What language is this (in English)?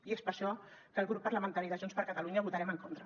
Catalan